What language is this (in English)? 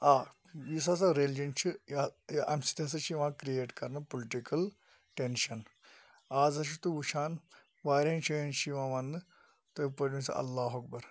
Kashmiri